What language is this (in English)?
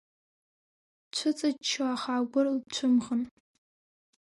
Abkhazian